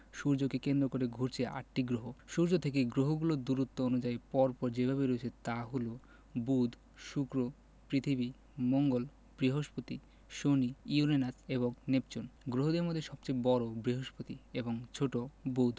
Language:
Bangla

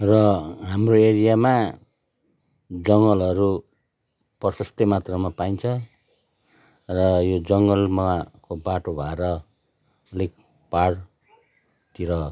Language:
Nepali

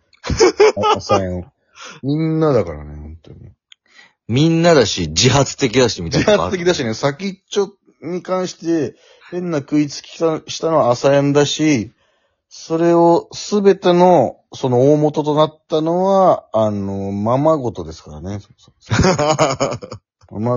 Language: Japanese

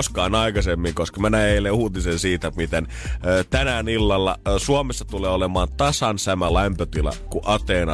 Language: Finnish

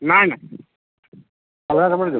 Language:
Odia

